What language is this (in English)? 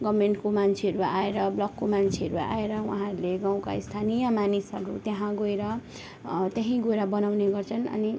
Nepali